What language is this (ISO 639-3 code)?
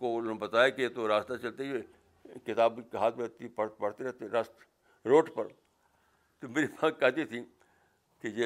urd